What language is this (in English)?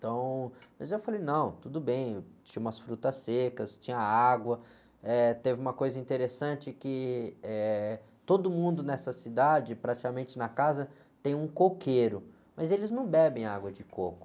Portuguese